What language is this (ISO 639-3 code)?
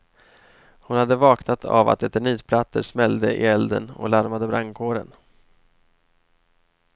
swe